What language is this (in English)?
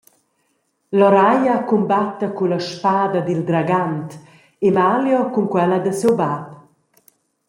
Romansh